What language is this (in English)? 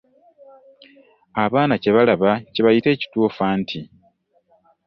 Ganda